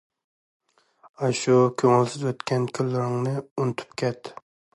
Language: Uyghur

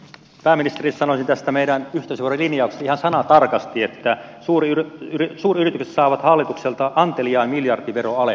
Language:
Finnish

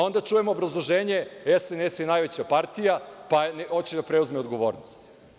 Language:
Serbian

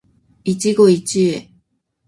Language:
Japanese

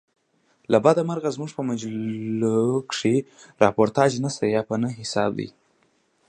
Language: Pashto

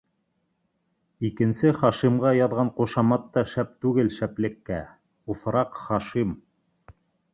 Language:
Bashkir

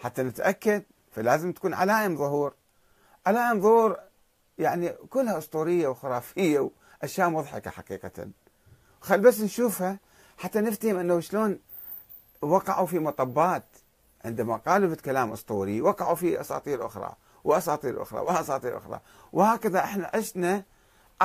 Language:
Arabic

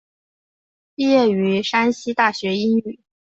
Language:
Chinese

